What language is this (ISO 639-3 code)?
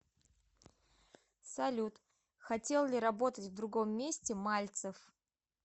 rus